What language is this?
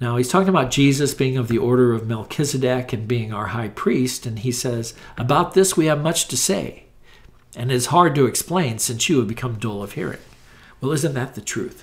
English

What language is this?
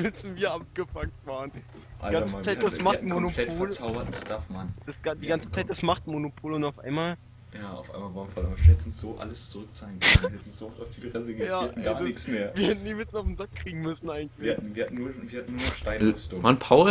German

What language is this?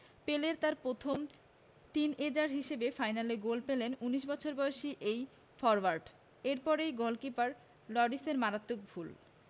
Bangla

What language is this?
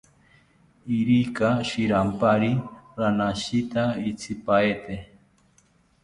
South Ucayali Ashéninka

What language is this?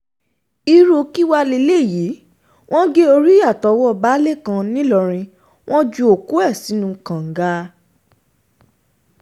Yoruba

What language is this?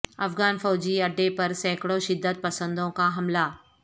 Urdu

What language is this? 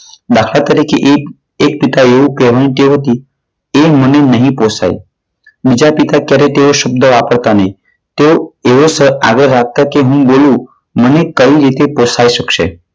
Gujarati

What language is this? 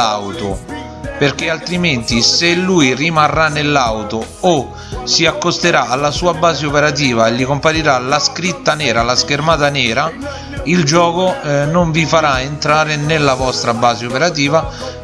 Italian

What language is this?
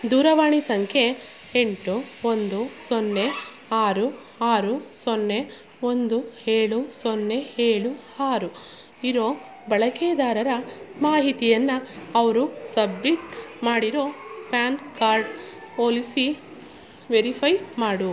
Kannada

